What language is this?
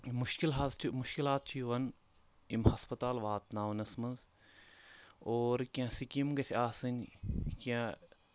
Kashmiri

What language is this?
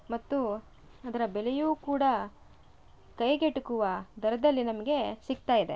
Kannada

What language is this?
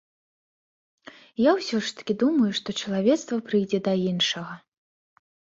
Belarusian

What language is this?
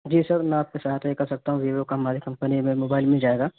Urdu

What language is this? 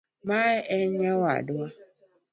Luo (Kenya and Tanzania)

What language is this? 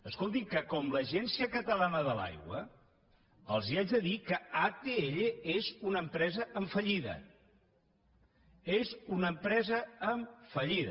Catalan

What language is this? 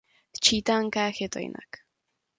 Czech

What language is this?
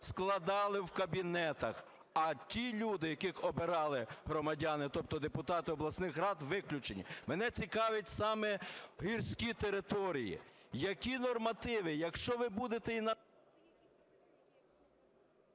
Ukrainian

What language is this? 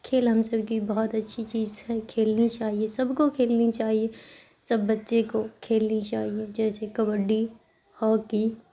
Urdu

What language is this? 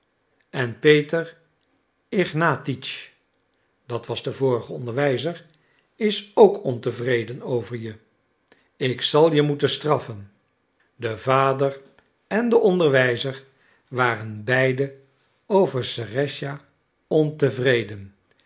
Dutch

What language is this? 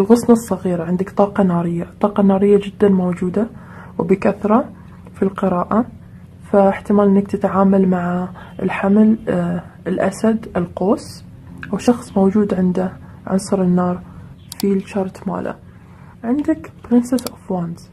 Arabic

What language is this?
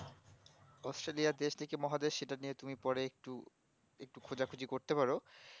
Bangla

